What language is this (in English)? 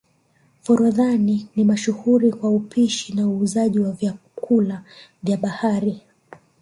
Swahili